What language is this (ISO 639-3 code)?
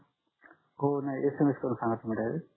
mar